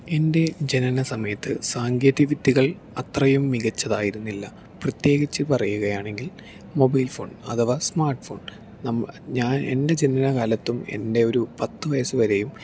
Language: Malayalam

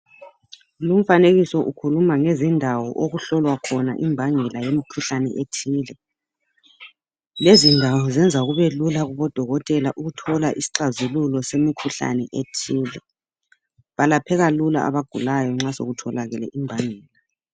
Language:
North Ndebele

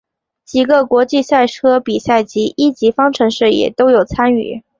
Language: Chinese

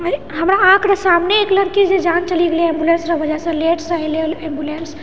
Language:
Maithili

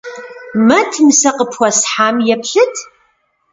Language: Kabardian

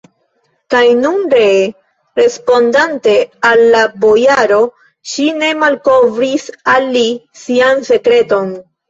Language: Esperanto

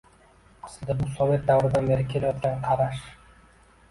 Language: Uzbek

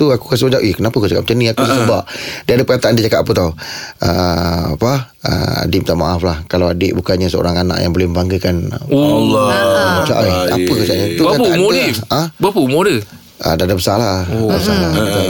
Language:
Malay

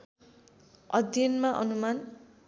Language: Nepali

